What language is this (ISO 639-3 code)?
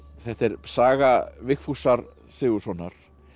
isl